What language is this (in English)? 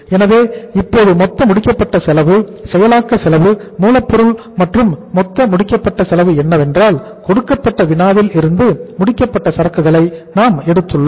Tamil